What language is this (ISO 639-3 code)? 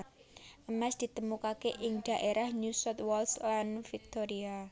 jav